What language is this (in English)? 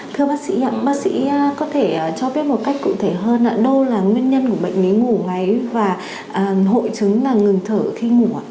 Vietnamese